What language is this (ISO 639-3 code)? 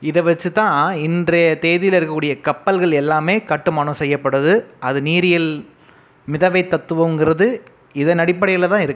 tam